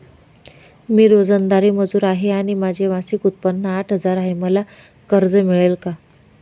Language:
Marathi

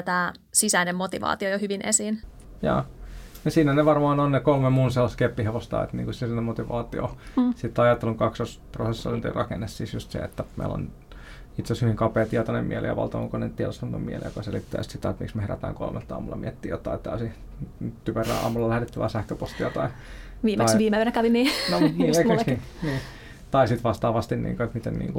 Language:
Finnish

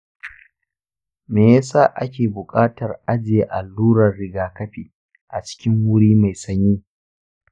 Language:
Hausa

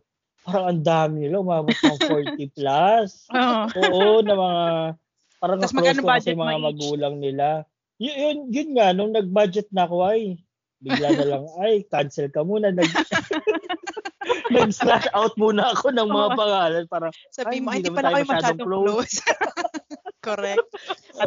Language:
Filipino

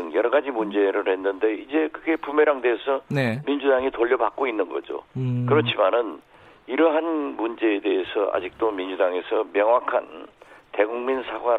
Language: Korean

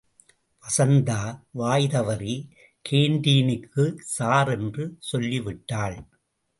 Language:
Tamil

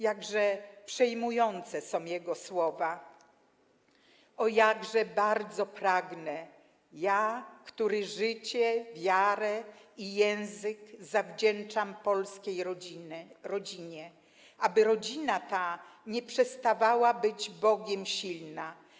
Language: Polish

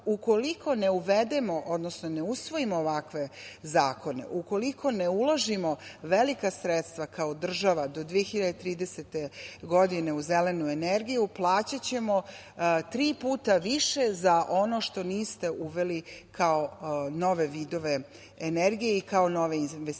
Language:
Serbian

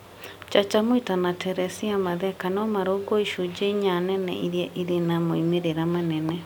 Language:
Kikuyu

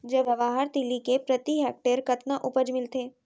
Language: Chhattisgarhi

